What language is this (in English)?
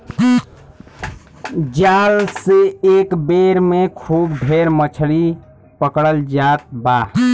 Bhojpuri